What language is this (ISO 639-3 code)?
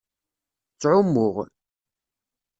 kab